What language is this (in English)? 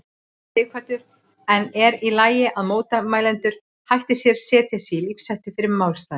Icelandic